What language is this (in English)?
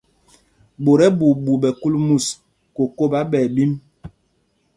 Mpumpong